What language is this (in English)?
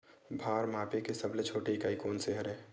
Chhattisgarhi